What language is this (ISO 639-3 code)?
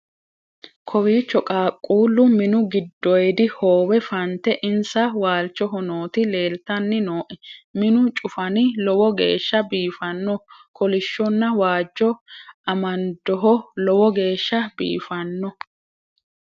sid